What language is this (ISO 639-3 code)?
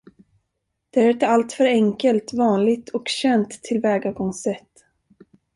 swe